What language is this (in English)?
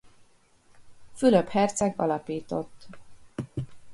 Hungarian